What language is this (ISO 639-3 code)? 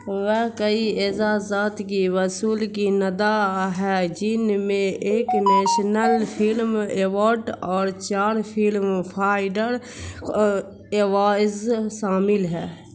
urd